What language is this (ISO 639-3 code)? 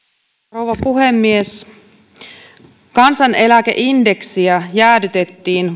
fin